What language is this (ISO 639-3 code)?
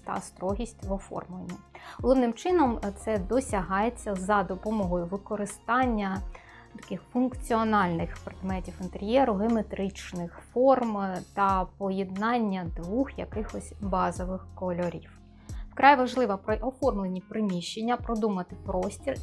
ukr